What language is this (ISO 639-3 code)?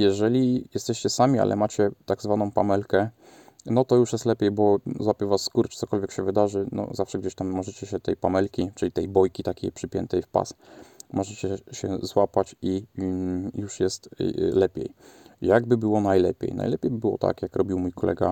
pol